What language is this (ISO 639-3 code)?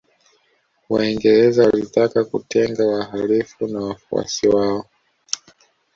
swa